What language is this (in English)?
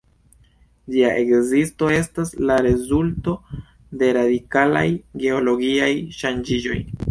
Esperanto